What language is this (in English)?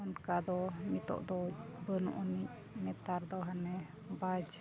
Santali